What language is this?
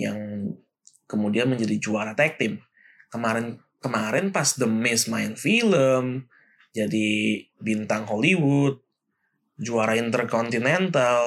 Indonesian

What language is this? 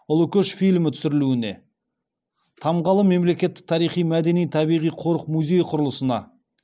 Kazakh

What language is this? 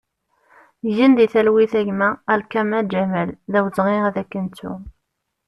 Kabyle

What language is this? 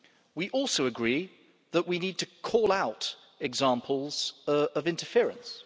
English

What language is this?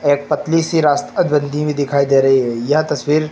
Hindi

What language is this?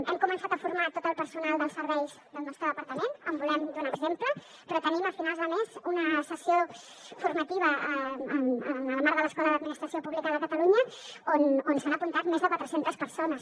Catalan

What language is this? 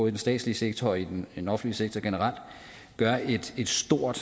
Danish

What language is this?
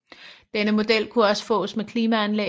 Danish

